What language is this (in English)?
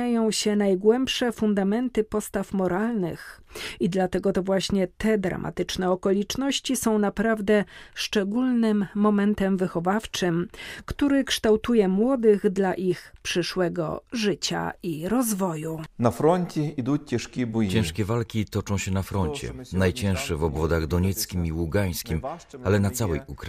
Polish